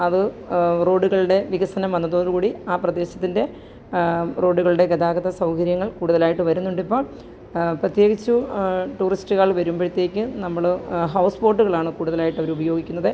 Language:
Malayalam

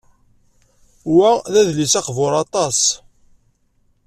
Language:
Kabyle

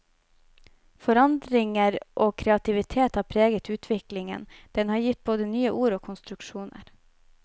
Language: Norwegian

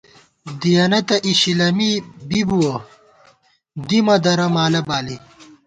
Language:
Gawar-Bati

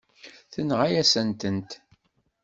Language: Kabyle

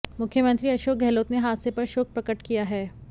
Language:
Hindi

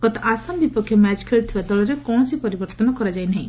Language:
Odia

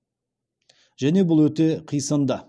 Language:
Kazakh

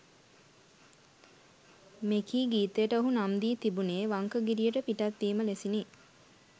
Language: Sinhala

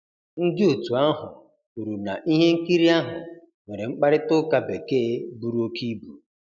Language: Igbo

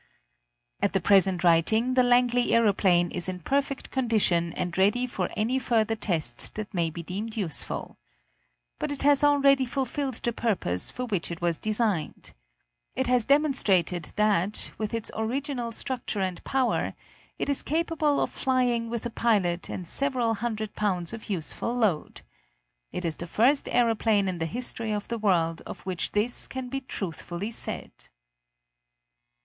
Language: English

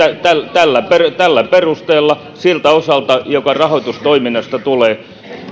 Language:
Finnish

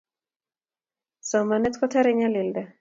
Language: Kalenjin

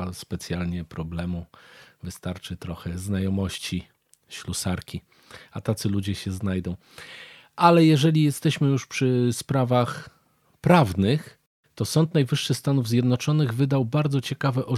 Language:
Polish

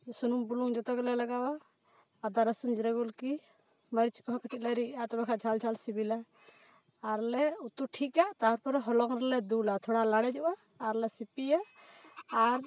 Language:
Santali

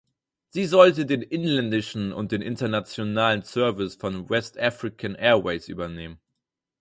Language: German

